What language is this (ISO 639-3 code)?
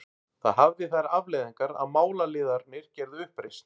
isl